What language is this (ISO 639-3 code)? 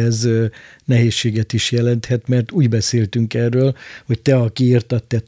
hun